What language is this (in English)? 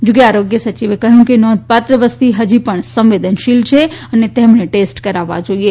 Gujarati